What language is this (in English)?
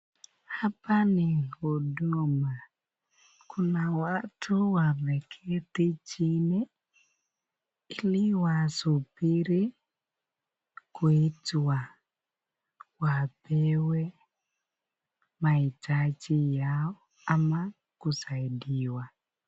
Swahili